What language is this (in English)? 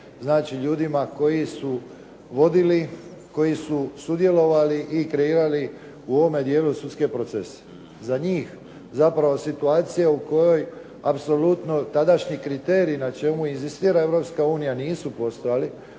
Croatian